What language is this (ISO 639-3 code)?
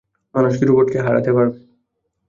ben